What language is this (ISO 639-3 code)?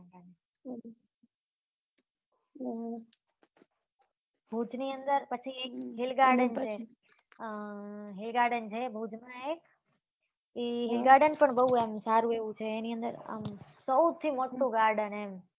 guj